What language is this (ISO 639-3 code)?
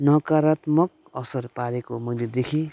nep